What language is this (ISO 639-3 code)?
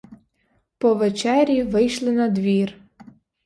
ukr